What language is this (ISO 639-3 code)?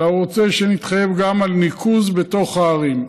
heb